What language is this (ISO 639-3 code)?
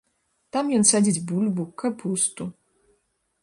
bel